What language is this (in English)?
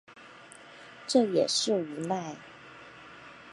Chinese